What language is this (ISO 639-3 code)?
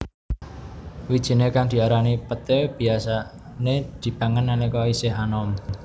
jav